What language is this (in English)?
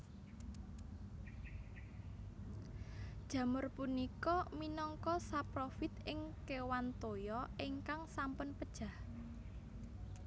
Javanese